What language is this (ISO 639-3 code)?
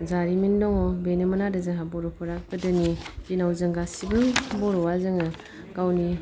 brx